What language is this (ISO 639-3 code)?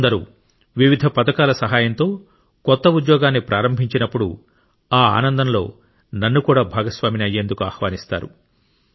tel